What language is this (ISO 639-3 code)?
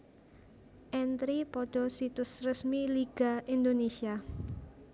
jav